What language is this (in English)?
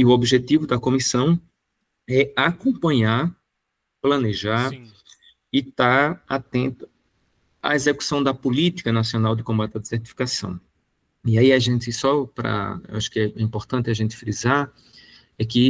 Portuguese